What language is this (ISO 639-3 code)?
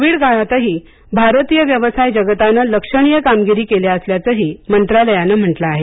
mar